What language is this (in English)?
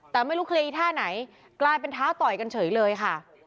Thai